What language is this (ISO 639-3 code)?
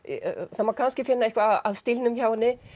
isl